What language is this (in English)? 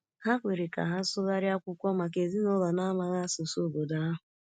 Igbo